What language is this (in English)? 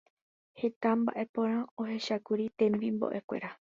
Guarani